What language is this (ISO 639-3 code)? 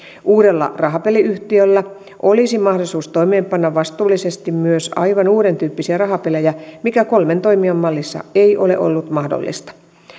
fin